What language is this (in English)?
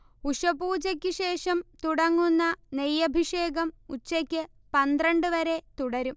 Malayalam